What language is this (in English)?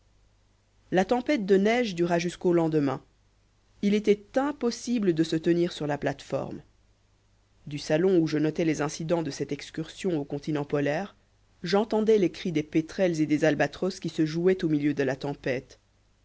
French